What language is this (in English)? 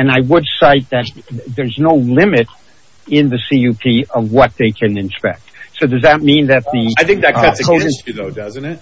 English